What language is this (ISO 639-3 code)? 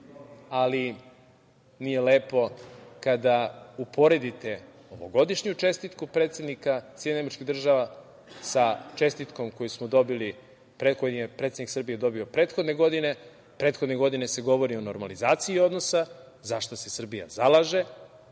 srp